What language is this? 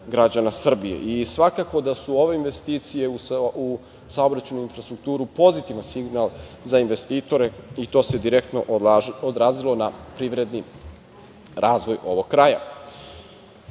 Serbian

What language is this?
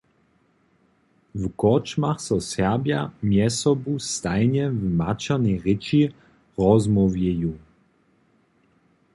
Upper Sorbian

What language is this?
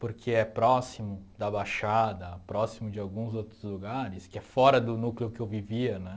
Portuguese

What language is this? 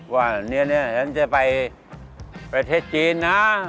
Thai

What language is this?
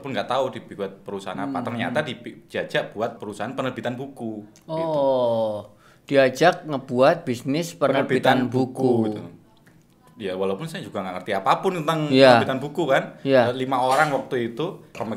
Indonesian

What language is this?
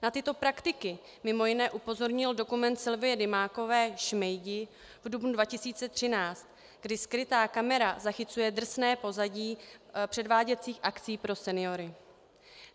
Czech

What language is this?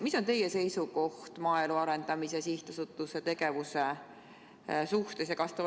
Estonian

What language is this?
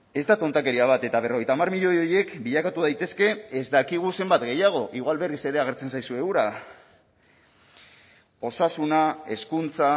Basque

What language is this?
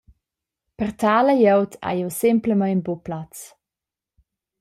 Romansh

